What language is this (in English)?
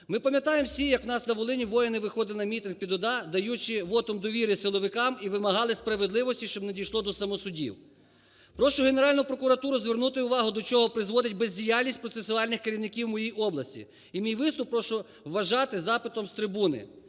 Ukrainian